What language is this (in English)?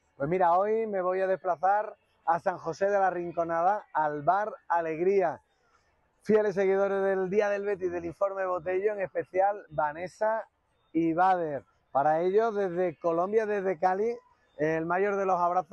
Spanish